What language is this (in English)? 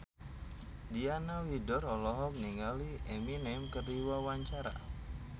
Sundanese